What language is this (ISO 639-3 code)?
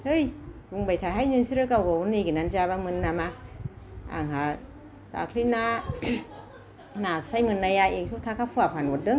brx